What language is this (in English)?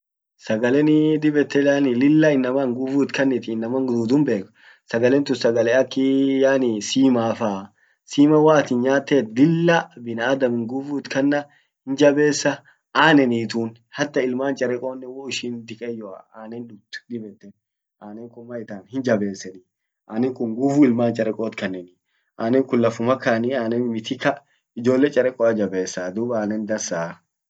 Orma